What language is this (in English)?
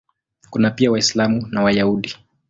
Swahili